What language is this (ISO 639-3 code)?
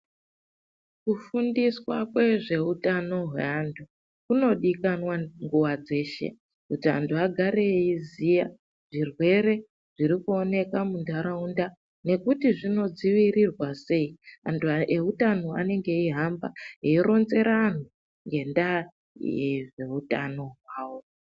ndc